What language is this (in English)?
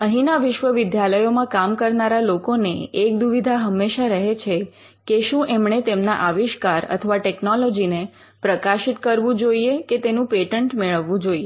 Gujarati